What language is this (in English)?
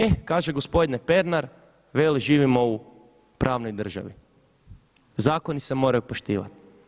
Croatian